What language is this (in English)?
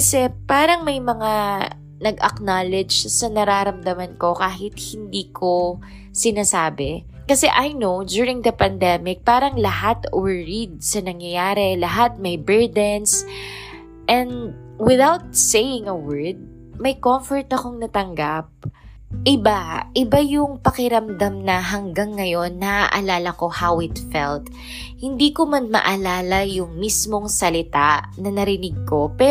Filipino